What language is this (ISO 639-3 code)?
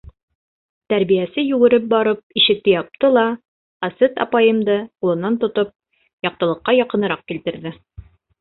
bak